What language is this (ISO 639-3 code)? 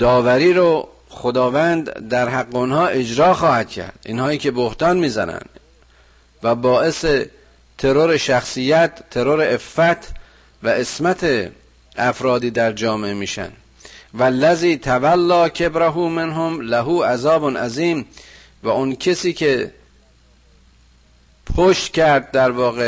fas